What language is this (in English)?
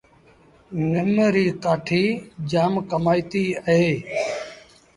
Sindhi Bhil